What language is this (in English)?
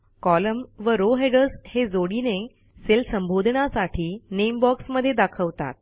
Marathi